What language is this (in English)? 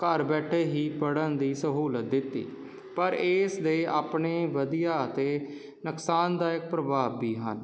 Punjabi